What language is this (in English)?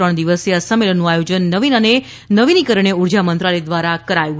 Gujarati